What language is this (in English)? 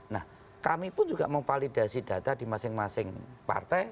Indonesian